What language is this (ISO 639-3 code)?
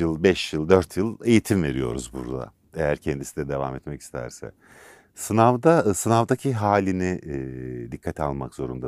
tur